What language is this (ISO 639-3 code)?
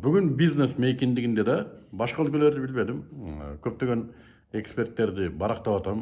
tur